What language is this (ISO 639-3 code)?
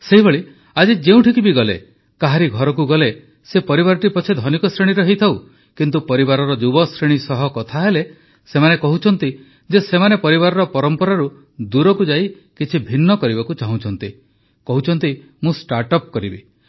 ori